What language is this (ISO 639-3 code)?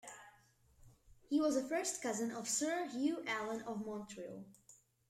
eng